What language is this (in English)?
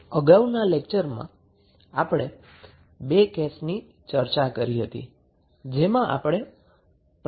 Gujarati